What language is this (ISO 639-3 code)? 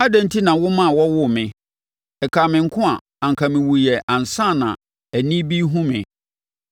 aka